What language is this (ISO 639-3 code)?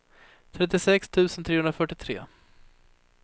swe